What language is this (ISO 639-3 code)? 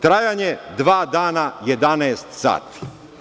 srp